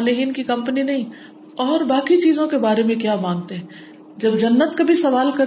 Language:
Urdu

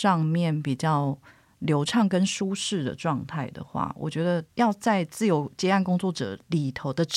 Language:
Chinese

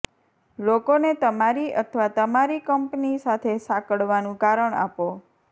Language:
Gujarati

